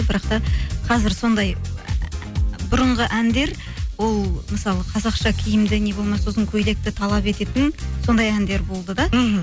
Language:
Kazakh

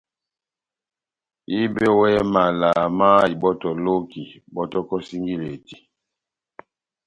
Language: Batanga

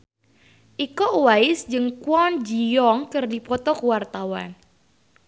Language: Sundanese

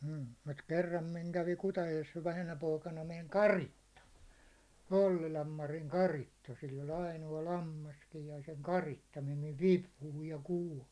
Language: Finnish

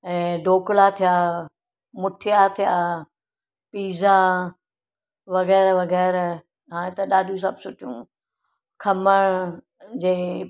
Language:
Sindhi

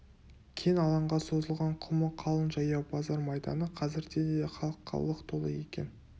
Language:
Kazakh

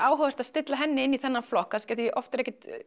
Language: Icelandic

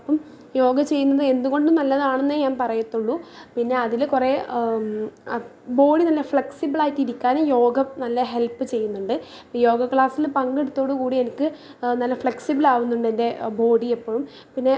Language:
Malayalam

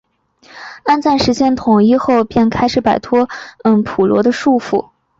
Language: Chinese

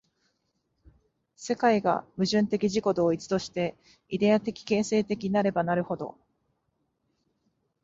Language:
Japanese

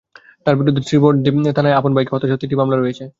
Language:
Bangla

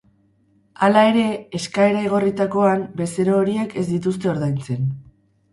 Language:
Basque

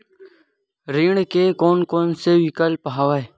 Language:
Chhattisgarhi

